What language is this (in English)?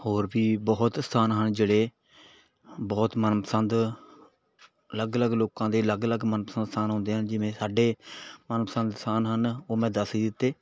Punjabi